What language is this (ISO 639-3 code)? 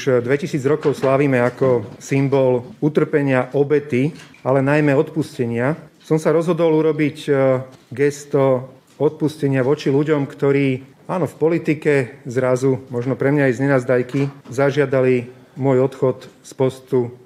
slk